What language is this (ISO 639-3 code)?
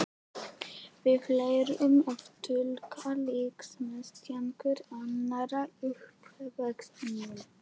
isl